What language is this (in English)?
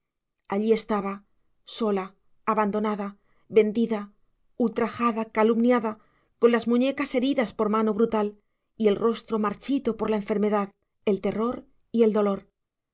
Spanish